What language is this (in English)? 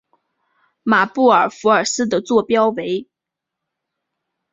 Chinese